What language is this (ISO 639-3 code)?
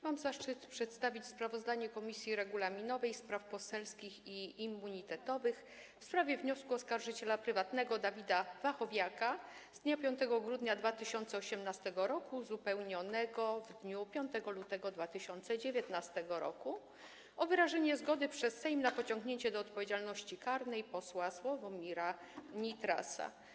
pol